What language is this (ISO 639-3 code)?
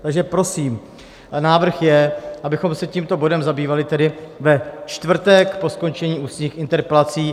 ces